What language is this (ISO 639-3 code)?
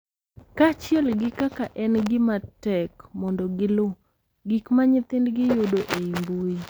luo